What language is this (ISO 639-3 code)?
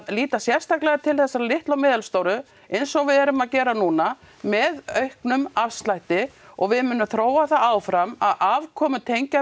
isl